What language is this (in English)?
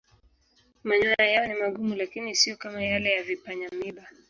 Swahili